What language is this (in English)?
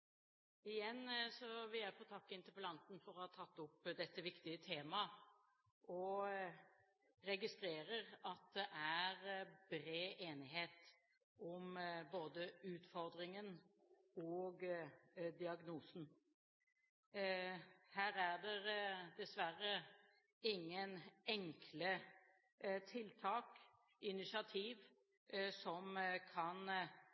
Norwegian Bokmål